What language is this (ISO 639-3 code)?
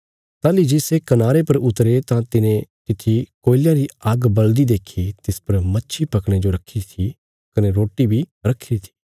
kfs